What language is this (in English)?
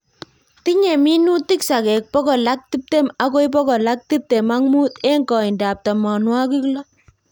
Kalenjin